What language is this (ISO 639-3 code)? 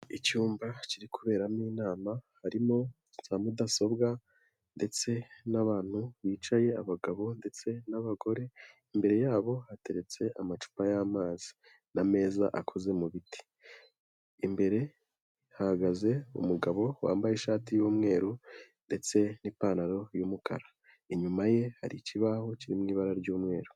kin